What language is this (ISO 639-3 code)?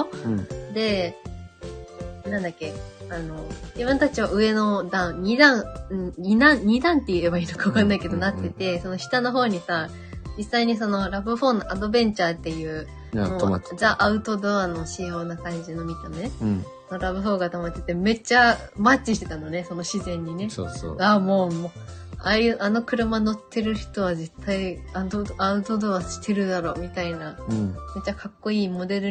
jpn